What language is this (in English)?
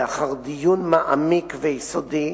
Hebrew